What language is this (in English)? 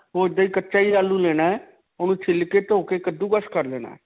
Punjabi